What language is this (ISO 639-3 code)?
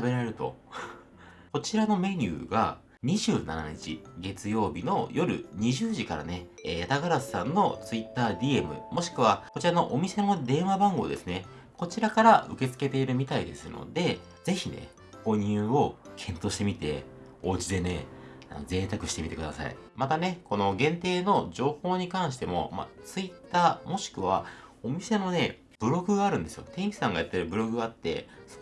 jpn